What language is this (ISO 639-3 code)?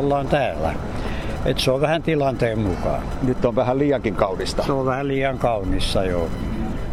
fin